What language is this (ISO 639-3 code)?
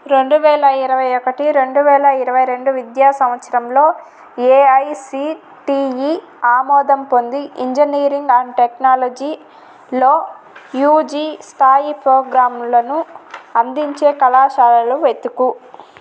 tel